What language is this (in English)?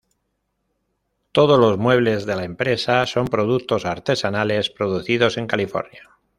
Spanish